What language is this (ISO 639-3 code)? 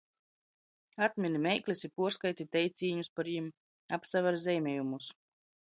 ltg